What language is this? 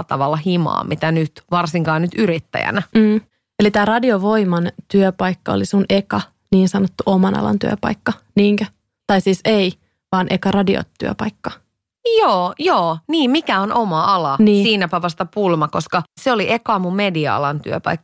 Finnish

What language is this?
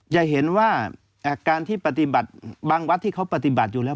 Thai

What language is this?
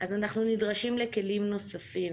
Hebrew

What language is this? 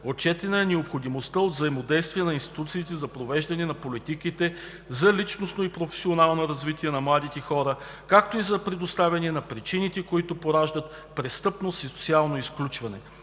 Bulgarian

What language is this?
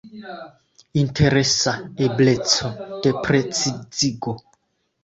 Esperanto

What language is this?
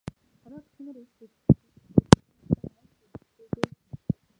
Mongolian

